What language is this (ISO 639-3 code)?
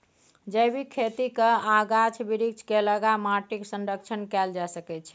mai